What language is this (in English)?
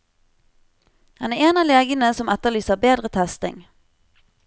Norwegian